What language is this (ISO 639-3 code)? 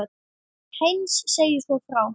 isl